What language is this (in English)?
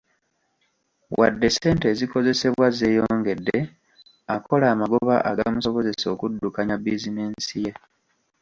Ganda